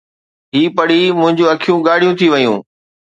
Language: Sindhi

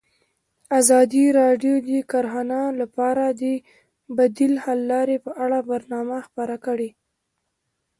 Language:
Pashto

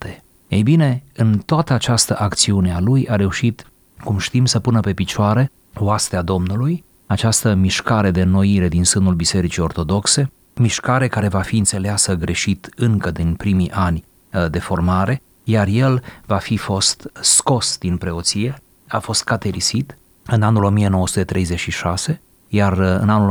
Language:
Romanian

